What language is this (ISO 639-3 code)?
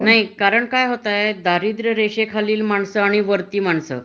mar